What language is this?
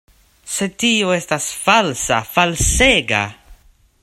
Esperanto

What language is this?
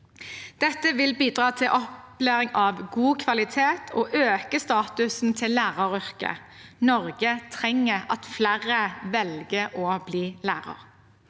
Norwegian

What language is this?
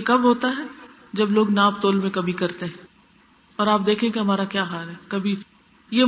Urdu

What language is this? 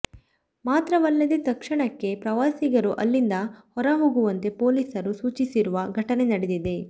Kannada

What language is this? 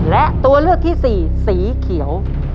Thai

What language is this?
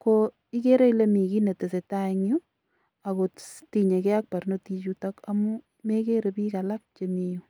Kalenjin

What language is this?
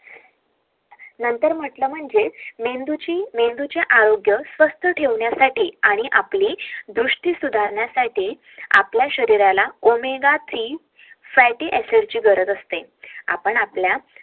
Marathi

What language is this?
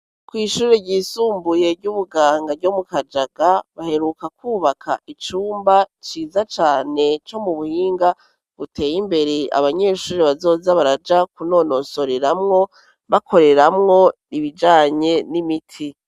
Rundi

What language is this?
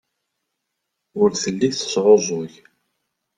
Kabyle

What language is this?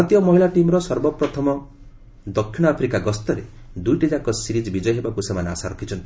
Odia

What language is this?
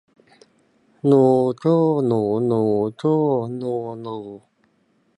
Thai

